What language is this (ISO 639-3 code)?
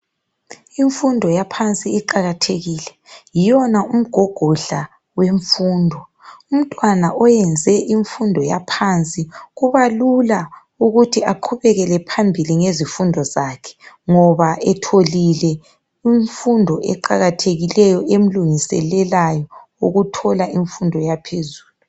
nde